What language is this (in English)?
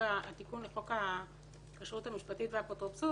Hebrew